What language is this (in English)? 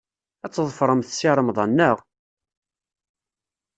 Kabyle